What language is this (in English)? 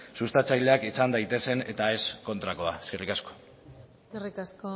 Basque